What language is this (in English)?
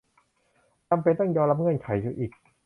Thai